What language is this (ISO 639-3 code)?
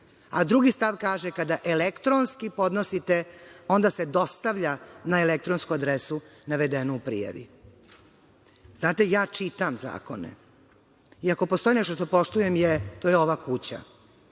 srp